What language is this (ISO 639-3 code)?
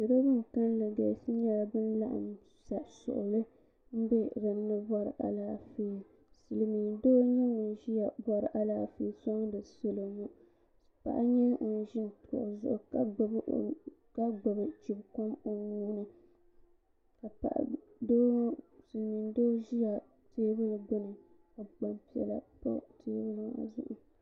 dag